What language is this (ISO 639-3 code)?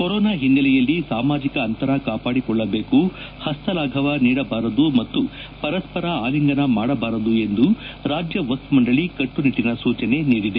kan